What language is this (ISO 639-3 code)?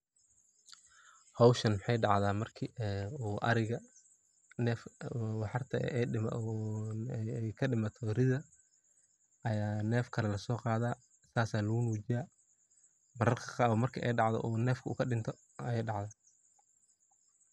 som